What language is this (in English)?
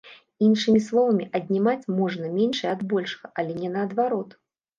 Belarusian